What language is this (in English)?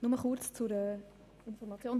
Swiss German